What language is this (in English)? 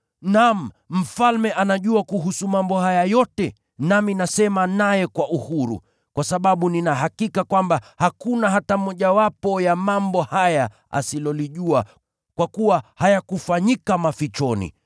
Swahili